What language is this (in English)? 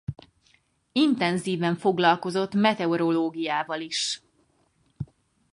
Hungarian